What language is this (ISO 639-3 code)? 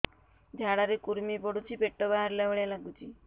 ori